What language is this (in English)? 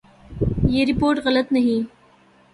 Urdu